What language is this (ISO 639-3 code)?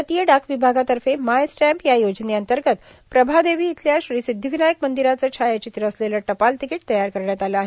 mar